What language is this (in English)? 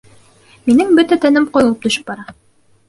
Bashkir